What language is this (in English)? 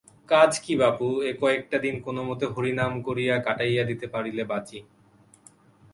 Bangla